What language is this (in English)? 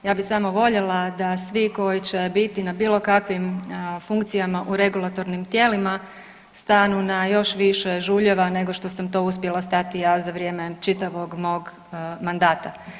Croatian